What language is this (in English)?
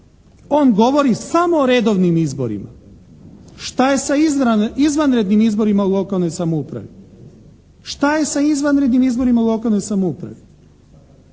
Croatian